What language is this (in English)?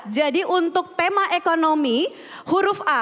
Indonesian